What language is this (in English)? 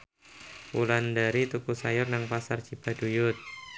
Javanese